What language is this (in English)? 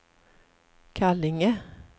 Swedish